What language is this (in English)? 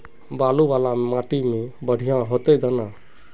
Magahi